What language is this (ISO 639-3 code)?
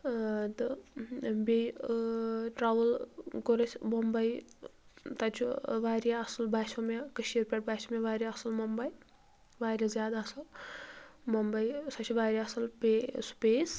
kas